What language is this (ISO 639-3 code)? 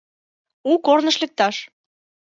chm